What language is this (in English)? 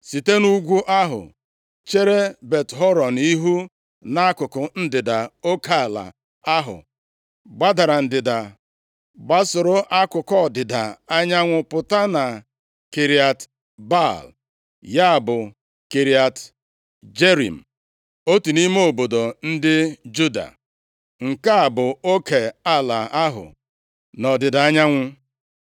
Igbo